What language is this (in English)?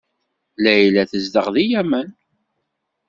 Kabyle